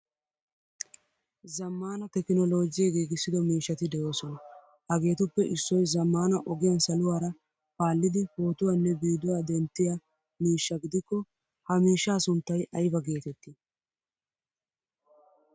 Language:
Wolaytta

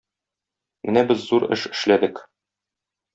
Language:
Tatar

